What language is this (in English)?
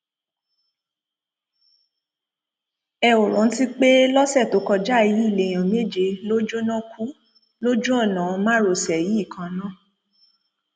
Yoruba